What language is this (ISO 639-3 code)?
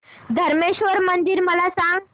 mar